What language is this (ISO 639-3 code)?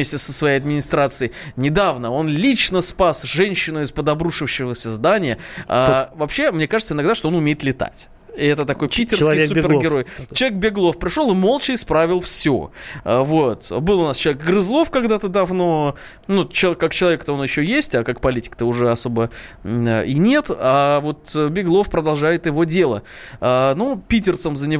rus